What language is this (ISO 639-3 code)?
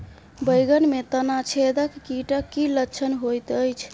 mai